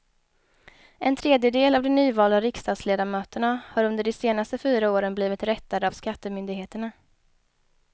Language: Swedish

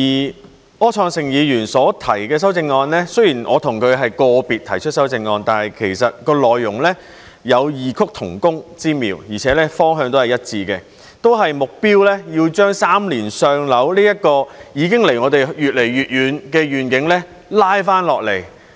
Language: Cantonese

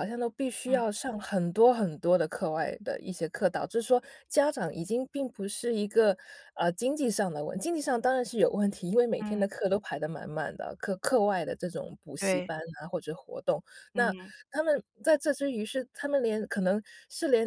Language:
Chinese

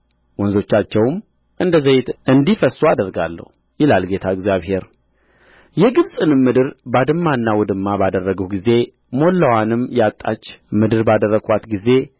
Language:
Amharic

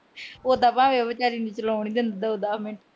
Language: Punjabi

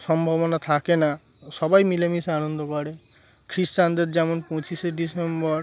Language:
Bangla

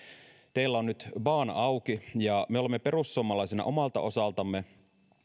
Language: Finnish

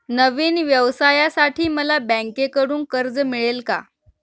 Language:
Marathi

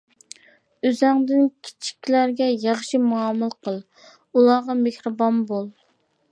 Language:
Uyghur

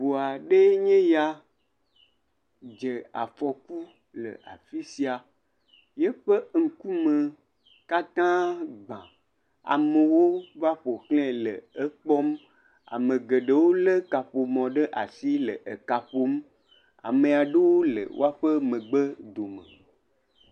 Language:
Ewe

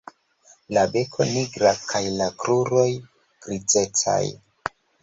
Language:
Esperanto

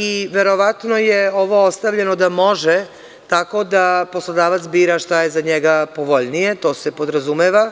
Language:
Serbian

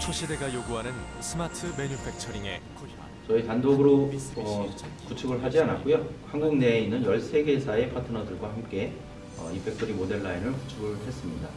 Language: Korean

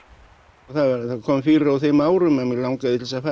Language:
Icelandic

